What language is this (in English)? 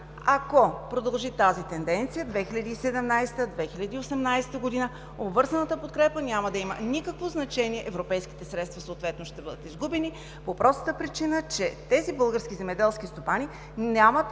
Bulgarian